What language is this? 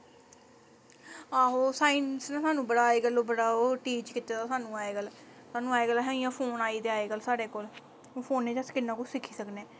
Dogri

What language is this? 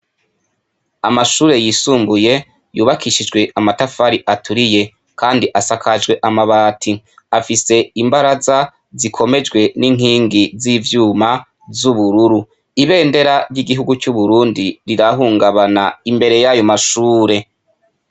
Rundi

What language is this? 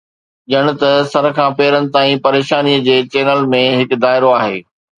Sindhi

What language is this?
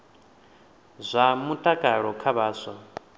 Venda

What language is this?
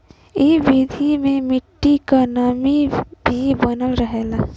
Bhojpuri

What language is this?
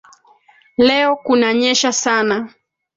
Swahili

